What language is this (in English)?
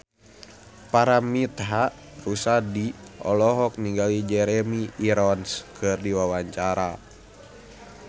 Sundanese